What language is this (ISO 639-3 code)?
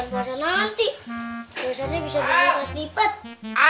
ind